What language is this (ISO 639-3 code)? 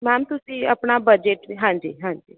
pan